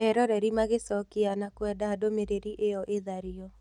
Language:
Kikuyu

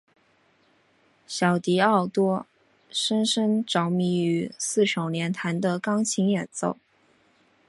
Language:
Chinese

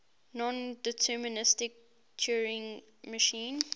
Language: English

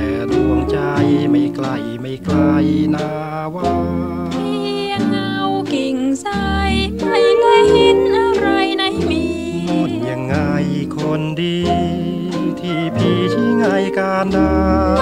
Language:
Thai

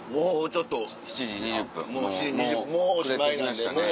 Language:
Japanese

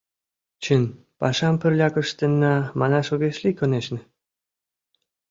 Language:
Mari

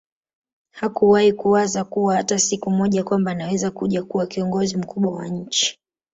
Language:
Swahili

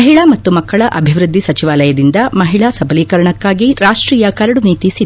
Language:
Kannada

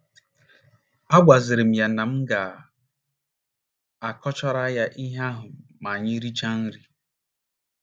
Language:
Igbo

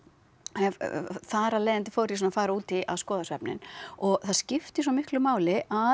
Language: Icelandic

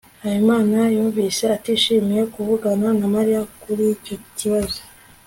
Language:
Kinyarwanda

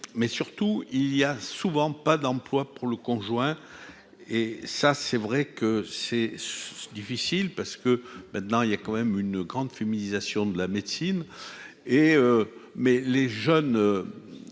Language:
French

